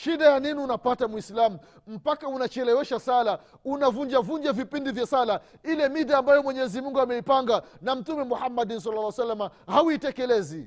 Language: Swahili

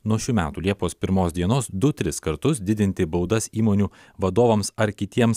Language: Lithuanian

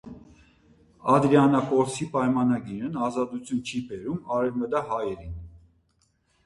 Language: Armenian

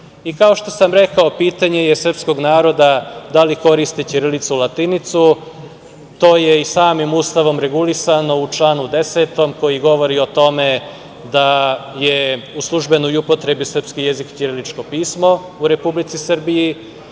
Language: Serbian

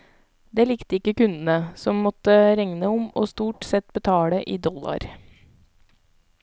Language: Norwegian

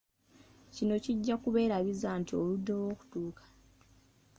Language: Ganda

